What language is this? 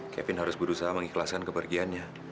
Indonesian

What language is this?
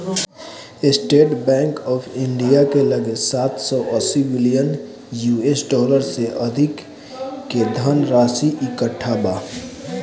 Bhojpuri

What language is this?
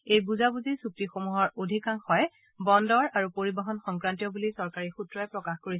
Assamese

